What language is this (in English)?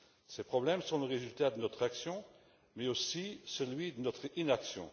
French